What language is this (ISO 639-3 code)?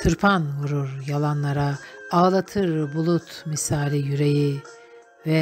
tur